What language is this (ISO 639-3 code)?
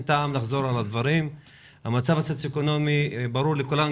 heb